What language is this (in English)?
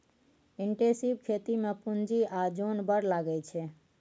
Maithili